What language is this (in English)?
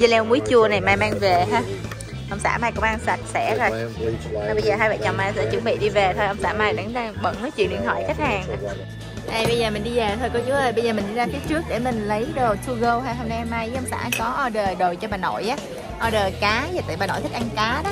Vietnamese